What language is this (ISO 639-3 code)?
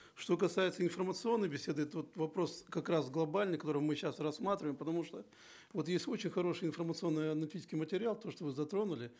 kaz